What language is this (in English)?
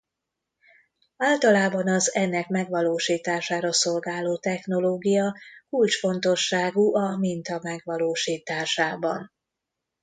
Hungarian